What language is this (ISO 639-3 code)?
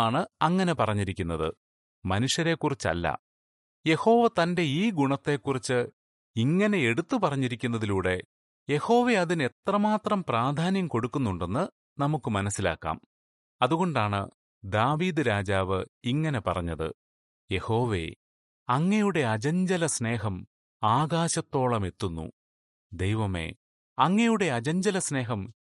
mal